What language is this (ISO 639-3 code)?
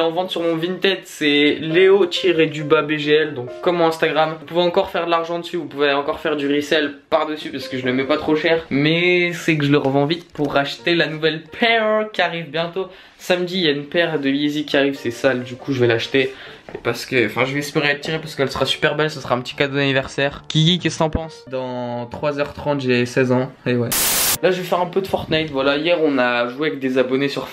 fra